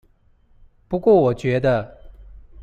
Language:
Chinese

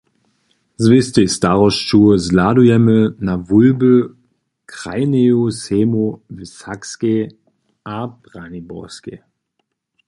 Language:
Upper Sorbian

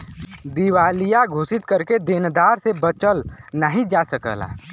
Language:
Bhojpuri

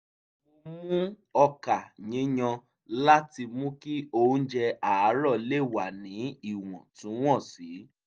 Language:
Yoruba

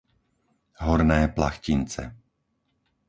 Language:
Slovak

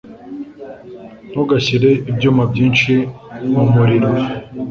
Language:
Kinyarwanda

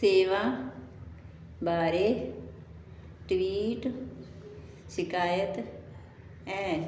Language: Punjabi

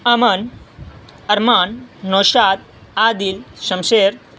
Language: Urdu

